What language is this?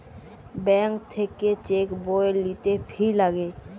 Bangla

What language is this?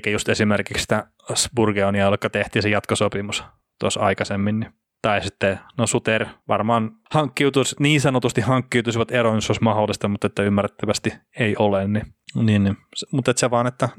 Finnish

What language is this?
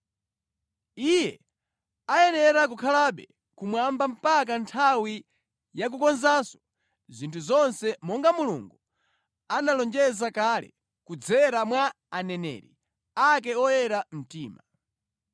Nyanja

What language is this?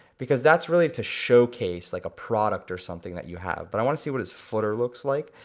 English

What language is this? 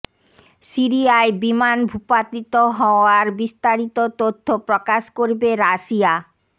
Bangla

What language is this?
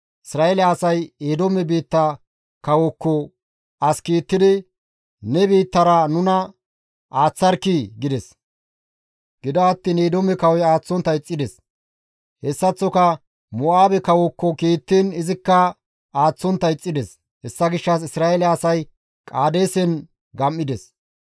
Gamo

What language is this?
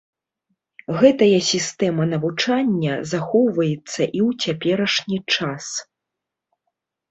Belarusian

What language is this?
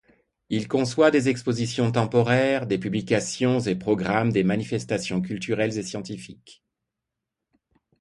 French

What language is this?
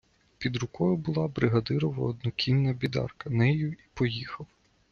Ukrainian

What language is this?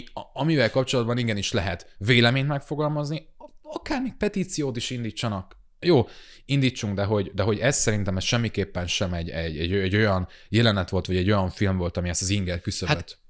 Hungarian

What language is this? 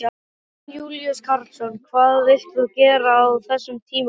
Icelandic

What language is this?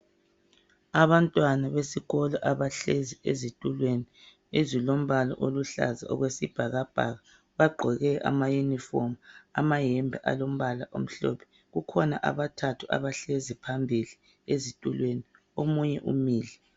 North Ndebele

